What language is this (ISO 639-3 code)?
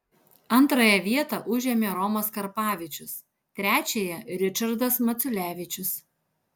lit